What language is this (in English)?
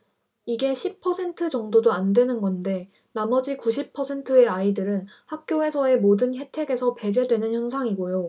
Korean